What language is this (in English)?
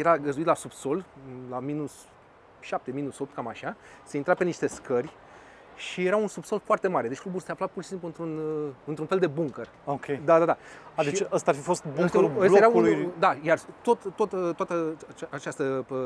Romanian